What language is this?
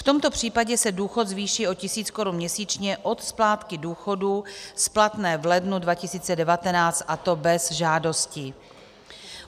Czech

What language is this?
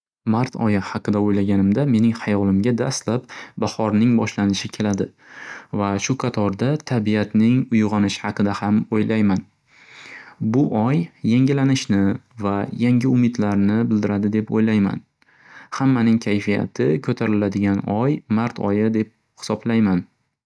Uzbek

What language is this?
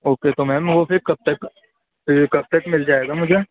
Urdu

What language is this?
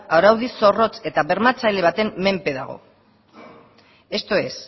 Basque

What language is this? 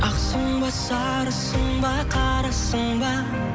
Kazakh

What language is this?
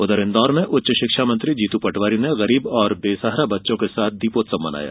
Hindi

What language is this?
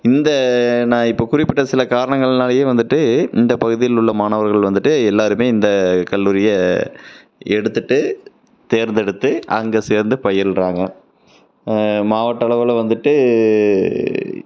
Tamil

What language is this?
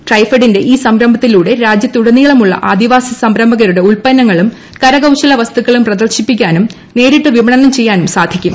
Malayalam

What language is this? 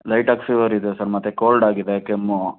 Kannada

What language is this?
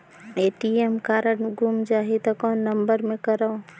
Chhattisgarhi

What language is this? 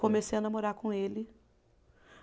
Portuguese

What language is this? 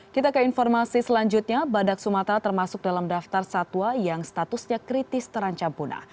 Indonesian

